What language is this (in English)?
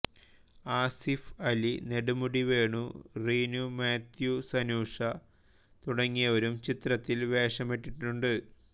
Malayalam